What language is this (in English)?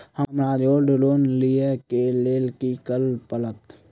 Maithili